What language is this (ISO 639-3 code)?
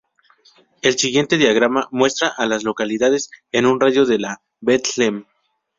spa